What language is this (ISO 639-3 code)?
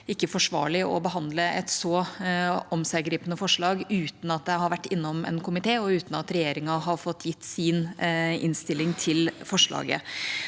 nor